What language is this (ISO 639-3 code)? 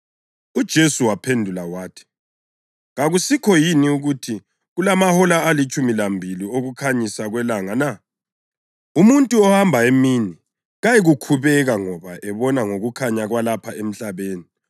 nde